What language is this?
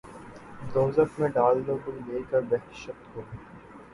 Urdu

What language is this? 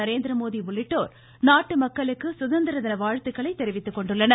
Tamil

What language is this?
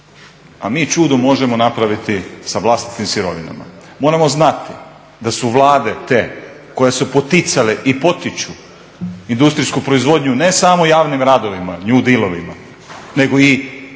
Croatian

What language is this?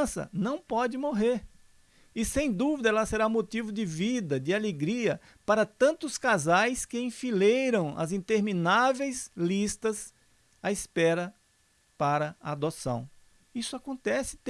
Portuguese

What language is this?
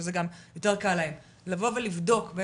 Hebrew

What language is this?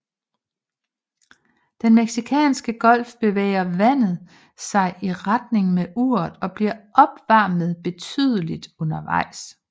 Danish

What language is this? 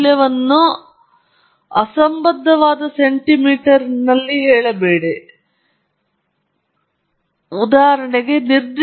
Kannada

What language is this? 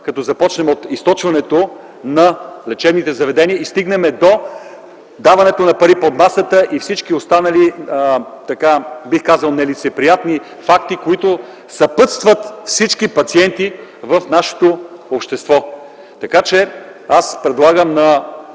Bulgarian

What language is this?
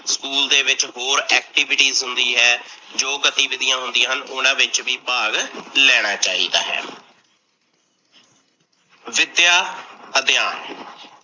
Punjabi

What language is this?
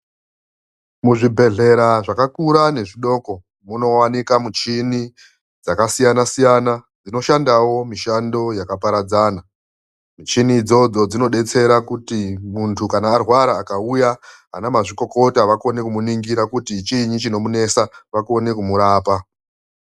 Ndau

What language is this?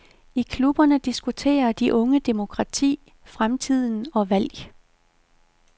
Danish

